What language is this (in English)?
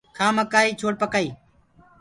Gurgula